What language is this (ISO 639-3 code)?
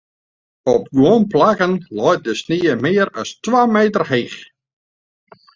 fry